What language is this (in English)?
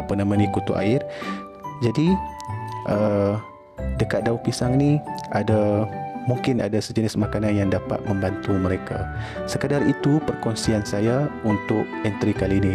Malay